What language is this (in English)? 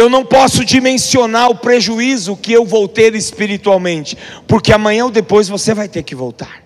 Portuguese